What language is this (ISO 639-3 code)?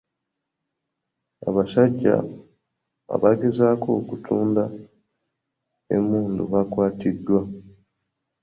lug